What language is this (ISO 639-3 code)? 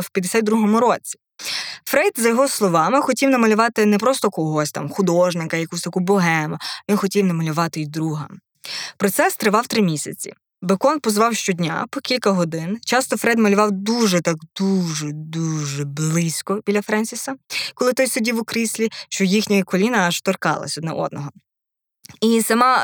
ukr